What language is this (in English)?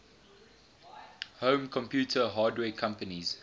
English